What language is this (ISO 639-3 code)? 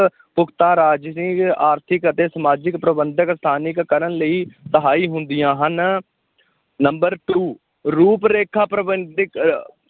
pan